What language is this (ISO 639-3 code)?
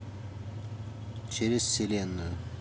rus